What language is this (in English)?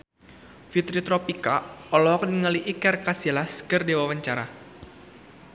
Sundanese